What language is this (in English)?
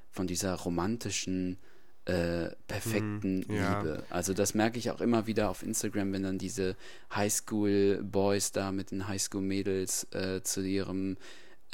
German